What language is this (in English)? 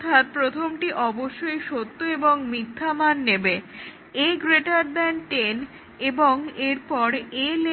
Bangla